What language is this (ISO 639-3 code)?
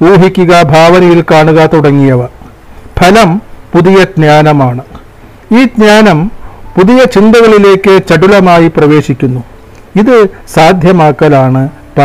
mal